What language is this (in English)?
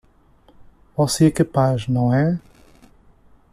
Portuguese